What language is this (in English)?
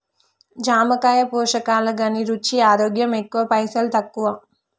Telugu